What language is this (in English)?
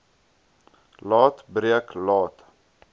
Afrikaans